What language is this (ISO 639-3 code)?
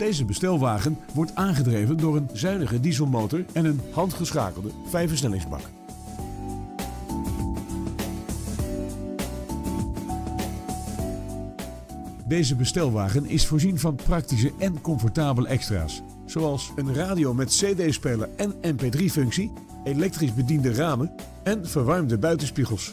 nld